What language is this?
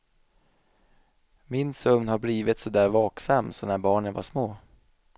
Swedish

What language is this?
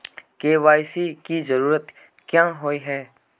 Magahi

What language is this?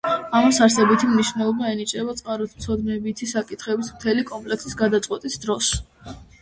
Georgian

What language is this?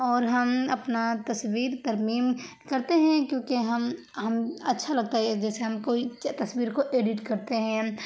Urdu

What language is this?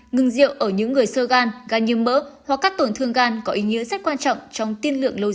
Vietnamese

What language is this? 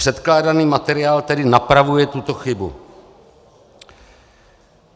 Czech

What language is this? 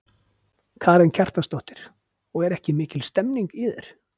Icelandic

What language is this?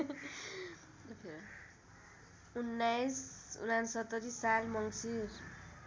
Nepali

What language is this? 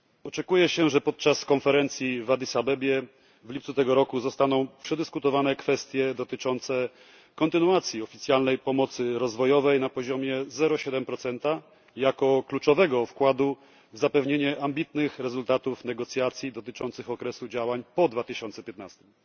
Polish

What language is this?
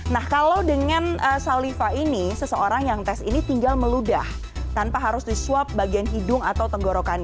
Indonesian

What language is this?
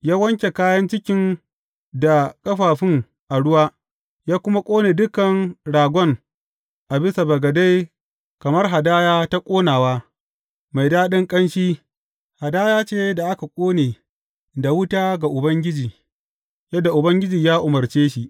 Hausa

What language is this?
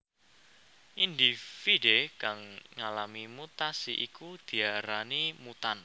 Javanese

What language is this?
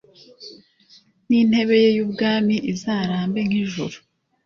Kinyarwanda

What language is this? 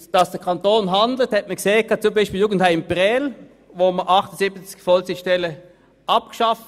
Swiss German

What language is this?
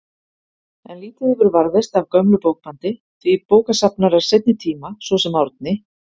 Icelandic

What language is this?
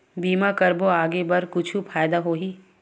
Chhattisgarhi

